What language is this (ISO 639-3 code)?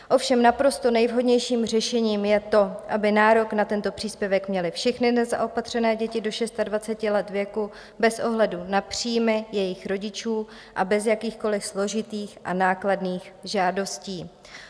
ces